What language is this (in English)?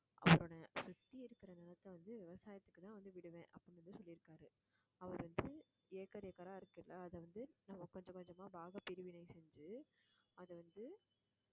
Tamil